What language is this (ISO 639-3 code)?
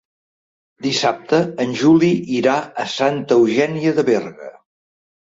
cat